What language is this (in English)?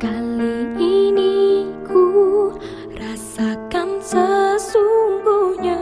Indonesian